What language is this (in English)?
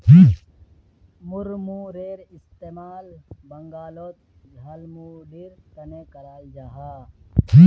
Magahi